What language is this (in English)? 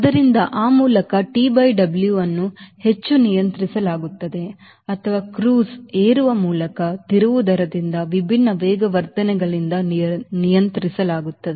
Kannada